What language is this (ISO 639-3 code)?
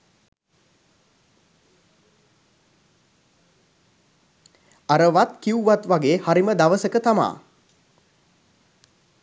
sin